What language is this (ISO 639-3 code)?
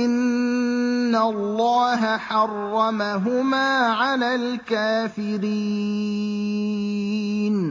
ara